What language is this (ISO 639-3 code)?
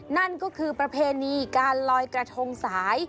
tha